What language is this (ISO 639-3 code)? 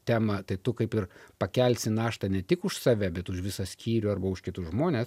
lit